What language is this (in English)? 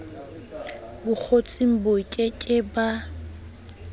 Southern Sotho